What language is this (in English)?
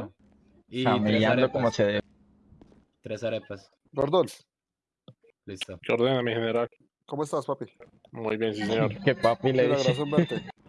Spanish